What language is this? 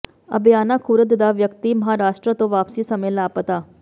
Punjabi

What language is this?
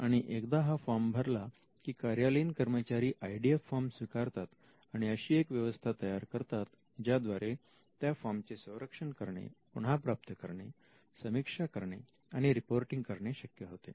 Marathi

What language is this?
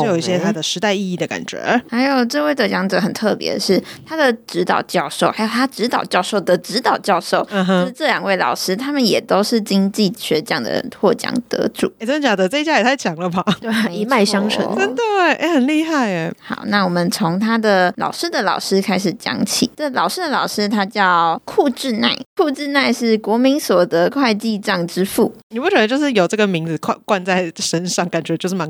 Chinese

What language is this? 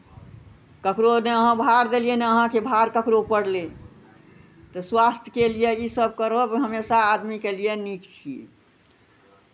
Maithili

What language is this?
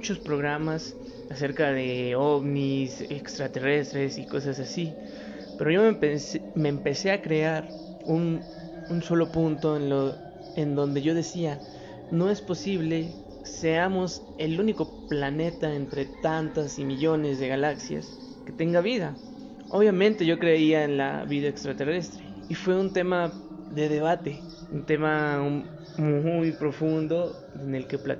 Spanish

